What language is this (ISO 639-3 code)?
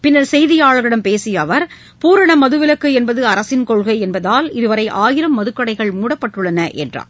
tam